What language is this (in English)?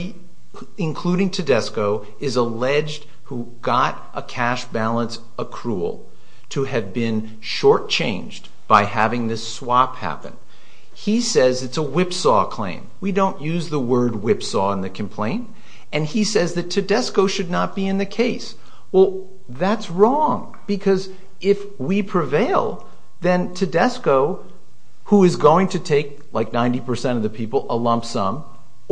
English